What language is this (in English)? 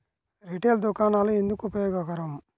Telugu